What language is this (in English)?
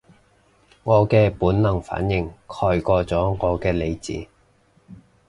Cantonese